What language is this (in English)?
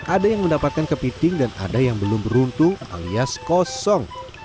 Indonesian